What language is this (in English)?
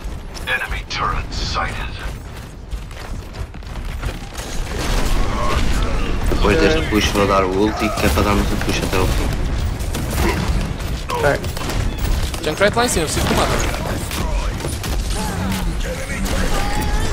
Portuguese